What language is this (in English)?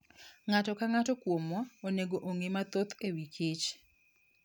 Luo (Kenya and Tanzania)